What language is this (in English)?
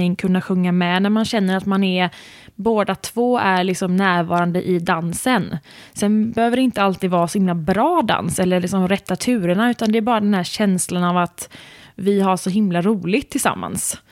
Swedish